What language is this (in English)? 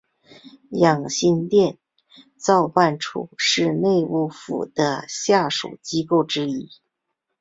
Chinese